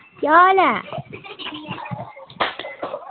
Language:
Dogri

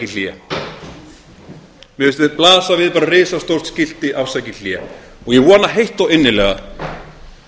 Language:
Icelandic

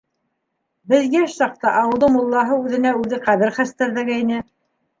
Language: Bashkir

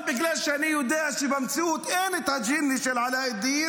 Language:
Hebrew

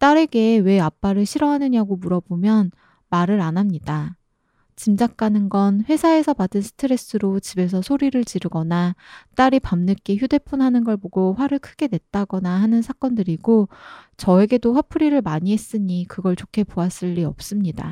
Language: Korean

